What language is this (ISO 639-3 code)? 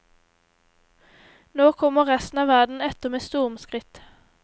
nor